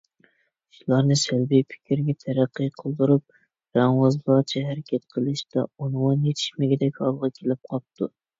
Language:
Uyghur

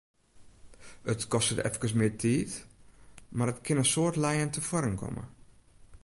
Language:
Western Frisian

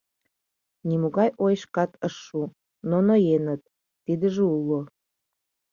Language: Mari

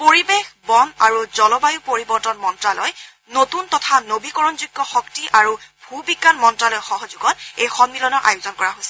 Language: Assamese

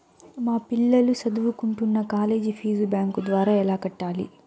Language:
Telugu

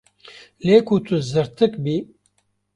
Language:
Kurdish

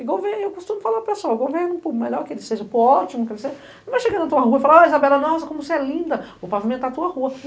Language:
Portuguese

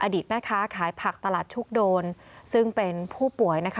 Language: Thai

